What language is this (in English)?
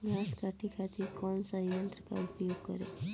Bhojpuri